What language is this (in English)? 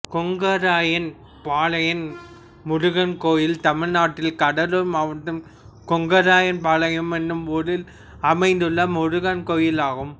Tamil